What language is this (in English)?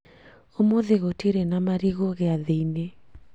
Kikuyu